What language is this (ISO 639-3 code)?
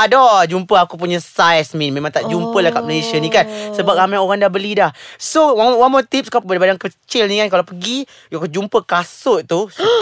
msa